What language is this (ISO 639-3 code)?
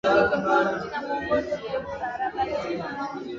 swa